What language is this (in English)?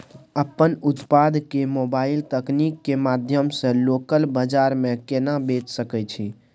Maithili